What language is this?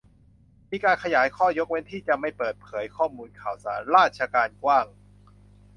Thai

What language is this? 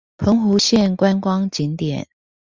Chinese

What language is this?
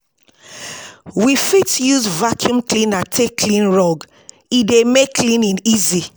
Nigerian Pidgin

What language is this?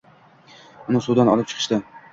Uzbek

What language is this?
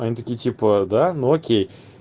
Russian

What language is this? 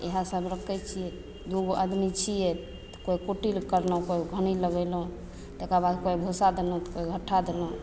Maithili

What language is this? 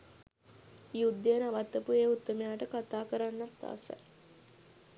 Sinhala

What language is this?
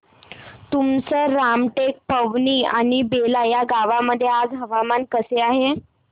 Marathi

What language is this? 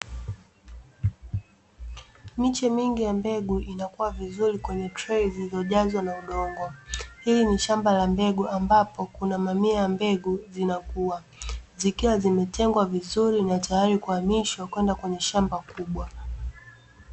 Swahili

